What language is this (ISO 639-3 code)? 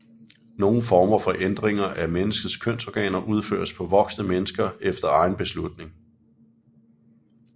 dan